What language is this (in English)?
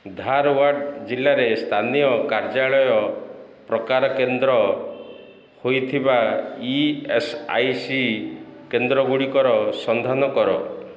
Odia